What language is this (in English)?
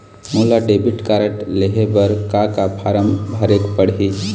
Chhattisgarhi